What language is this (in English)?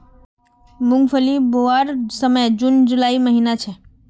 Magahi